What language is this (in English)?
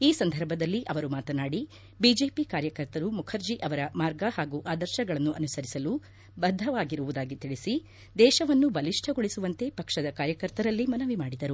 Kannada